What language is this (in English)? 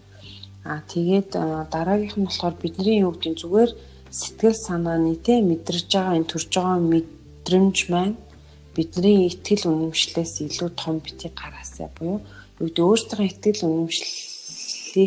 Russian